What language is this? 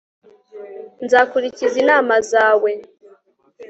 Kinyarwanda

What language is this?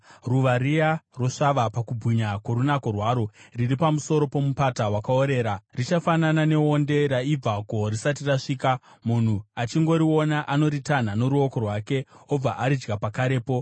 Shona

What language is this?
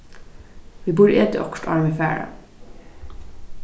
Faroese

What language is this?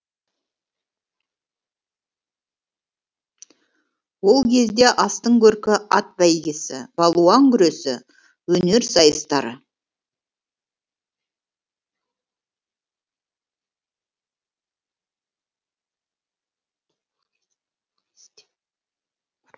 Kazakh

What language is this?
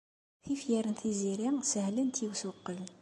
Kabyle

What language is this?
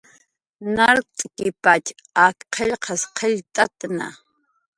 Jaqaru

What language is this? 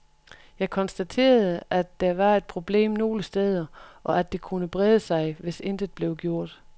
Danish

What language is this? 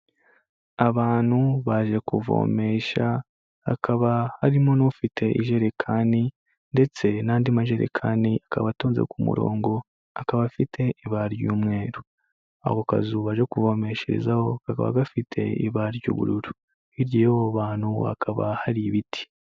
Kinyarwanda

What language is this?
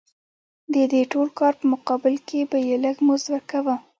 Pashto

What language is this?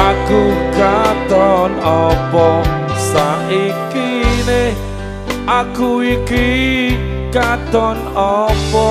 Indonesian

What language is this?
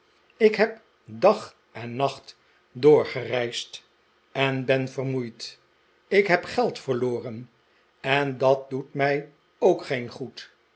Dutch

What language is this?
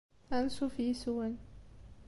Kabyle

